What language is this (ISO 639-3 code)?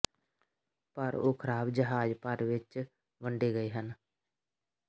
pan